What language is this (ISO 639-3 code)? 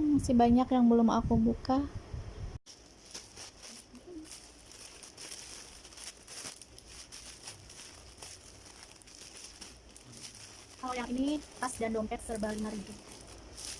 ind